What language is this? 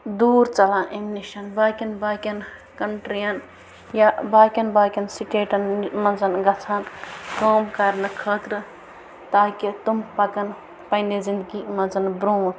Kashmiri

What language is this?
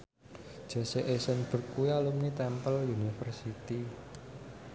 Javanese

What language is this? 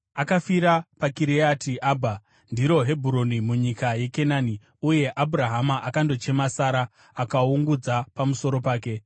Shona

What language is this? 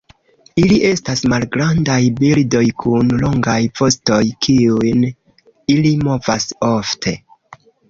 Esperanto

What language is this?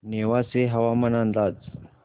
Marathi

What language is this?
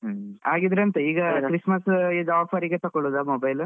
Kannada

